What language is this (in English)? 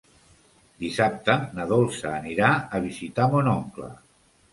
Catalan